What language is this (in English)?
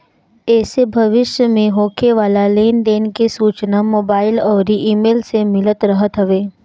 Bhojpuri